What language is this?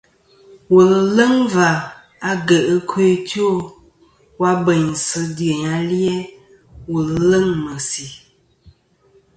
Kom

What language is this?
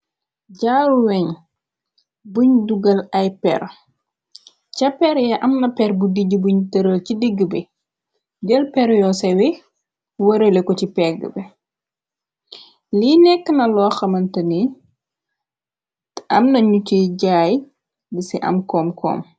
Wolof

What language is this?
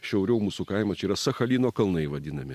Lithuanian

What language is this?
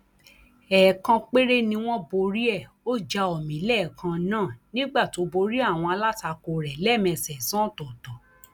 Yoruba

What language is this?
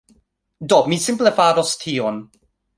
Esperanto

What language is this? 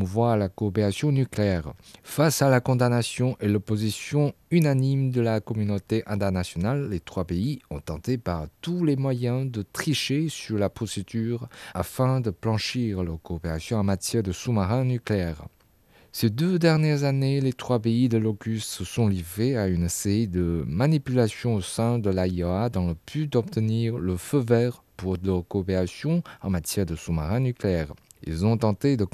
French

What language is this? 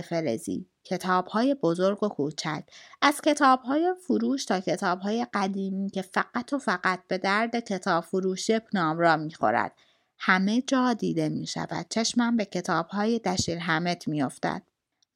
Persian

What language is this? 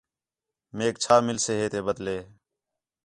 Khetrani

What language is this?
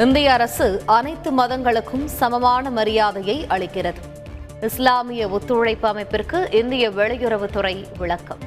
Tamil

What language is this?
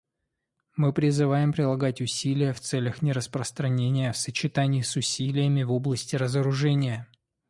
Russian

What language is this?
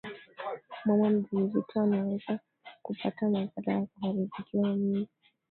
Swahili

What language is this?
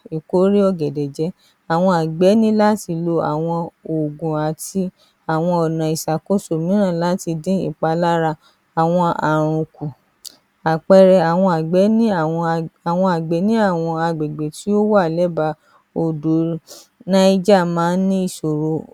Yoruba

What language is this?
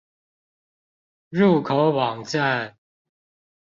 Chinese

